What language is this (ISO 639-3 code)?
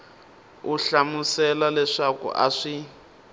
tso